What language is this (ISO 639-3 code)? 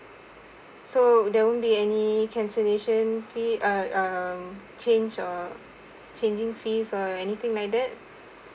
eng